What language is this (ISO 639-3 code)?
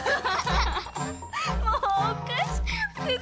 jpn